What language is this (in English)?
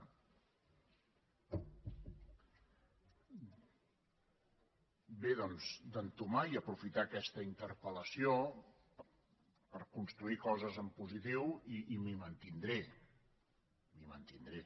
Catalan